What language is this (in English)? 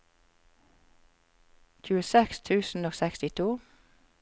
Norwegian